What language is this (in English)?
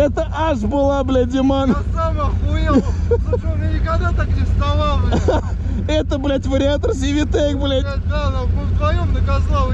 Russian